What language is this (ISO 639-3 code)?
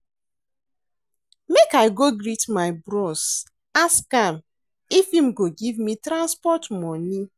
pcm